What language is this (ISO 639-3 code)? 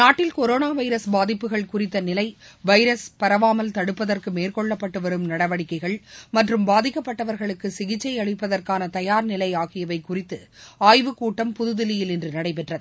tam